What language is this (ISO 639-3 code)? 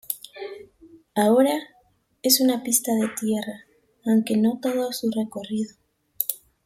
spa